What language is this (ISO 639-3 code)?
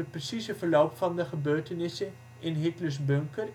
nld